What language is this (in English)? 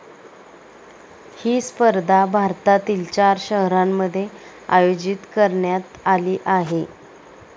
Marathi